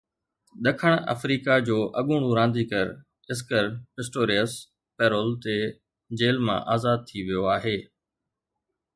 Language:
Sindhi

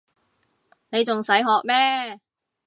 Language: Cantonese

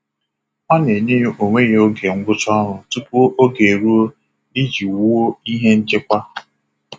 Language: Igbo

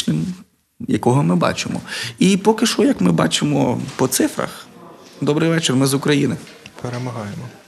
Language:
Ukrainian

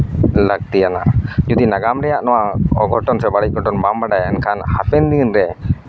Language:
Santali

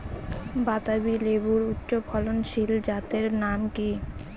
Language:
Bangla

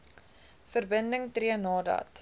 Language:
Afrikaans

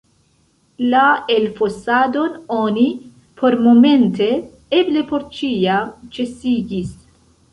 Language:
Esperanto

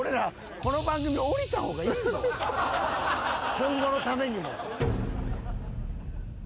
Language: Japanese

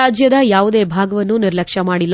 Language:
Kannada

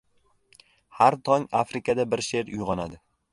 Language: Uzbek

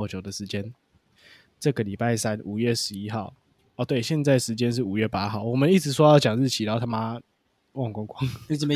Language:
Chinese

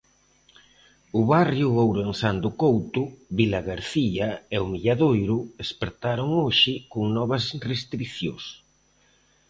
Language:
Galician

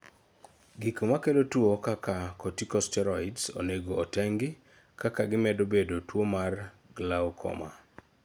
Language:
Luo (Kenya and Tanzania)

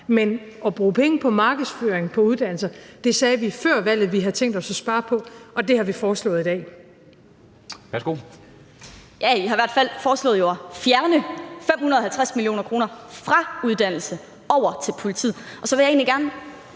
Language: Danish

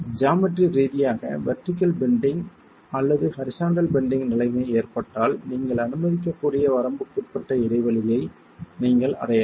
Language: Tamil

